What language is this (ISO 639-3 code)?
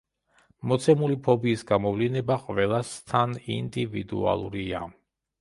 kat